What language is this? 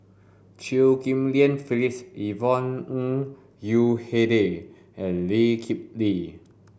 English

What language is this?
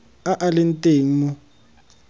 Tswana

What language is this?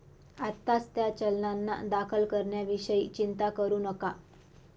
Marathi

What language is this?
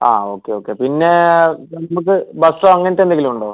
Malayalam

